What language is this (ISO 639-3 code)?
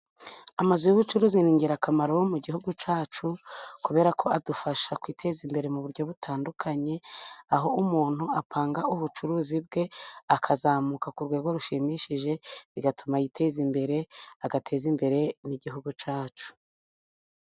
kin